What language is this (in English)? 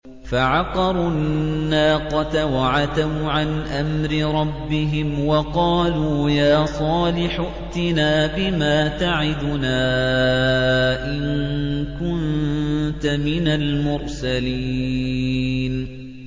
Arabic